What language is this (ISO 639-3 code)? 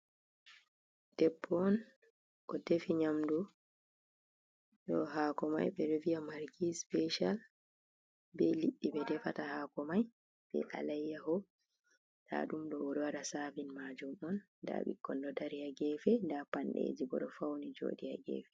ful